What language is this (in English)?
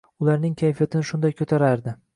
Uzbek